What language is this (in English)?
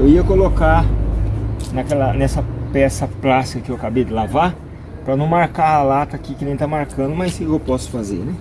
Portuguese